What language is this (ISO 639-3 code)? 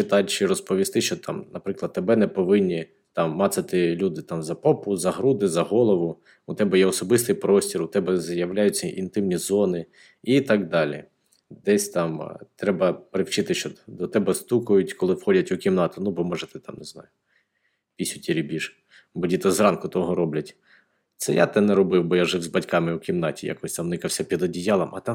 ukr